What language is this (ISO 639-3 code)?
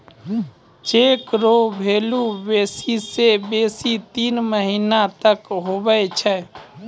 mai